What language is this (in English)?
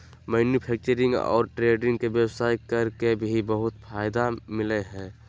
Magahi